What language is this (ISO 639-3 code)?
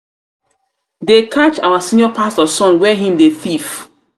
pcm